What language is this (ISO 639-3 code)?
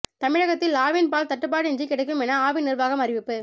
tam